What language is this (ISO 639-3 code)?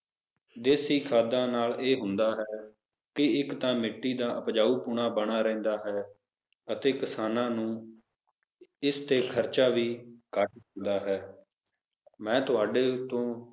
pan